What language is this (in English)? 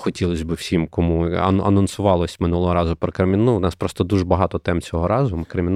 Ukrainian